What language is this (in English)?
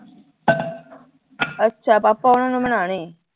Punjabi